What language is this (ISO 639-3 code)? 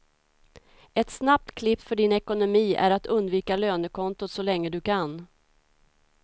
swe